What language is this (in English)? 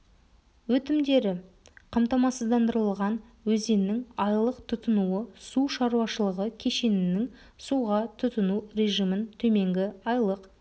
Kazakh